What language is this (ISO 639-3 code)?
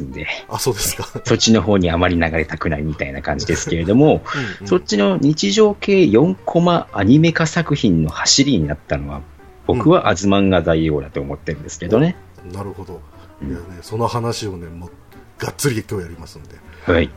jpn